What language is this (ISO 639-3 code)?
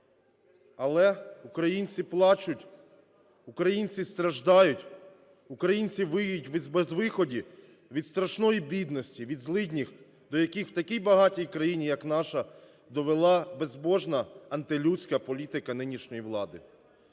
ukr